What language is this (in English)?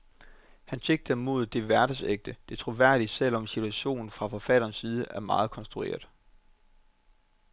Danish